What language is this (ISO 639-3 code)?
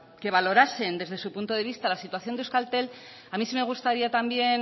spa